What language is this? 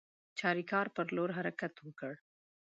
Pashto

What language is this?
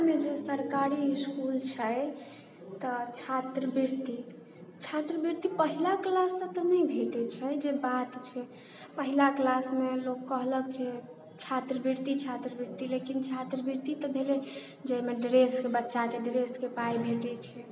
Maithili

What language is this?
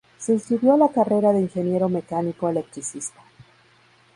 Spanish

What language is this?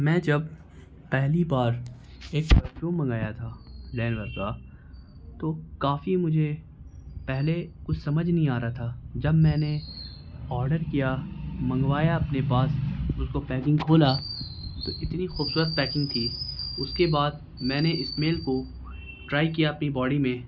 Urdu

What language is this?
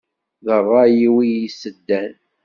Kabyle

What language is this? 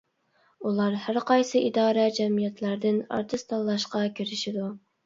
Uyghur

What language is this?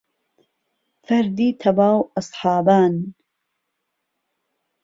Central Kurdish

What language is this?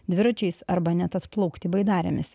Lithuanian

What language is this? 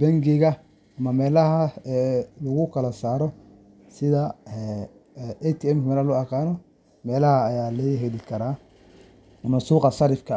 Somali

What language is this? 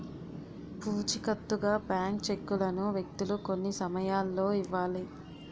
Telugu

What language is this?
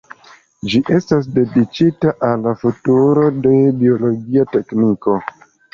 Esperanto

